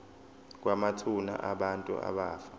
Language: Zulu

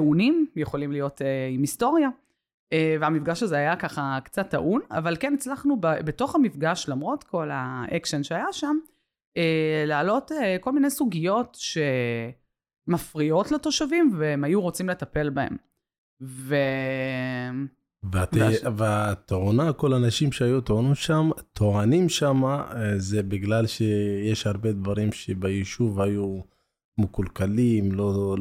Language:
Hebrew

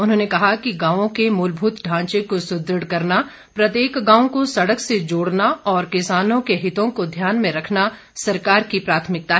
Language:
Hindi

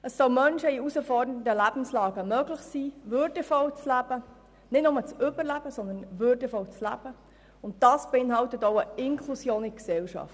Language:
Swiss German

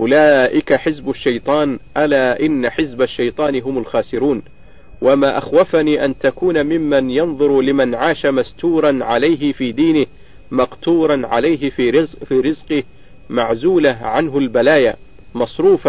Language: Arabic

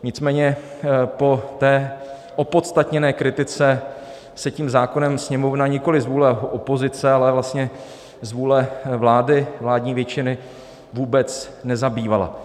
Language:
Czech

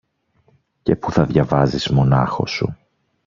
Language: Greek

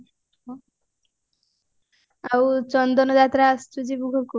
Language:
Odia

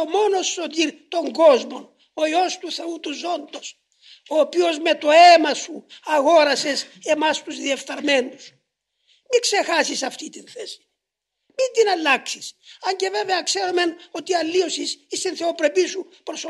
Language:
Greek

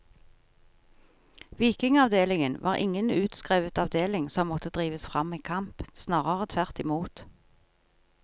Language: Norwegian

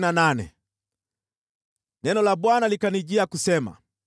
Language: Swahili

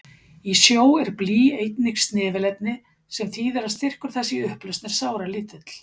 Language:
Icelandic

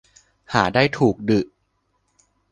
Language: Thai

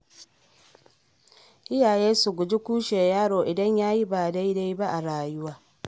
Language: Hausa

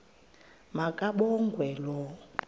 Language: Xhosa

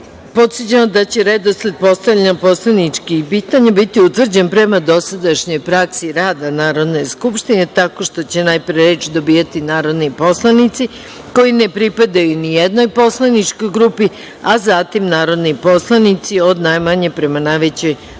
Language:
Serbian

